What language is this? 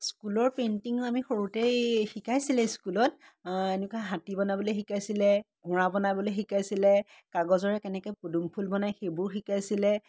Assamese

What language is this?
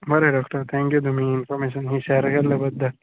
Konkani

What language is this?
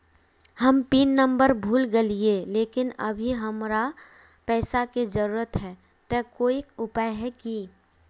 Magahi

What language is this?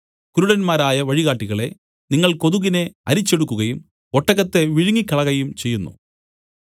Malayalam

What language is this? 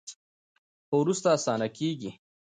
Pashto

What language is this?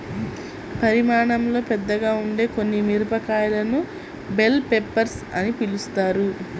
Telugu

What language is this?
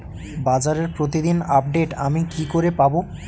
Bangla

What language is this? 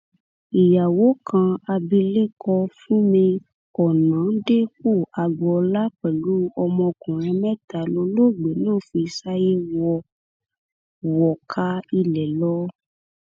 Yoruba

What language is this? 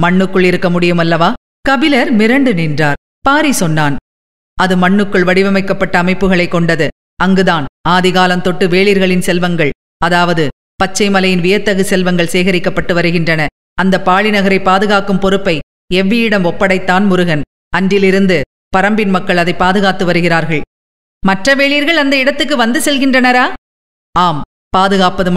Tamil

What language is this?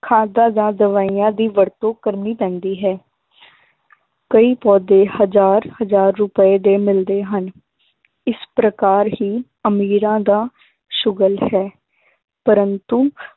Punjabi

